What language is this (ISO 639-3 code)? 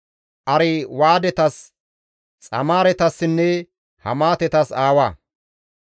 gmv